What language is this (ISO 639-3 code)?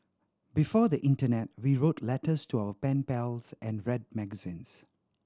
eng